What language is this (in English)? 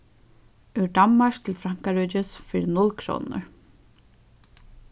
Faroese